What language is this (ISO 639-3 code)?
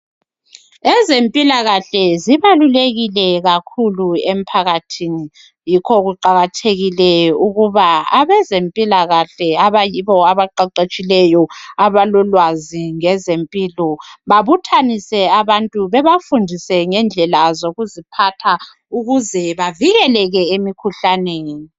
nde